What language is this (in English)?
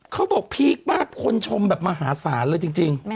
Thai